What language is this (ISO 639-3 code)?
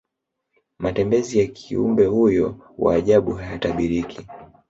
swa